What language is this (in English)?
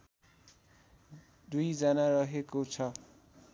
Nepali